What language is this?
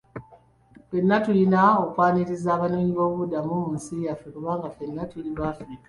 Ganda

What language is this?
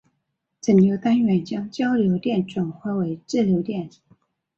Chinese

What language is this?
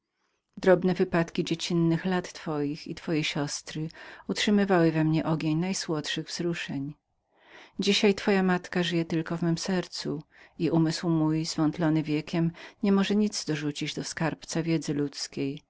Polish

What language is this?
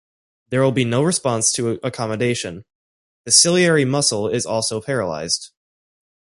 English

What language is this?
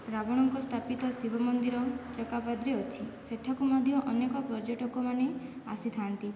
Odia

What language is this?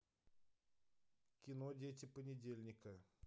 Russian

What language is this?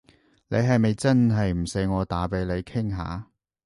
Cantonese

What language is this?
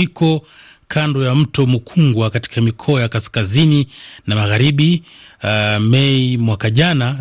Swahili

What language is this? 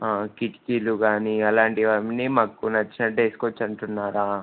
Telugu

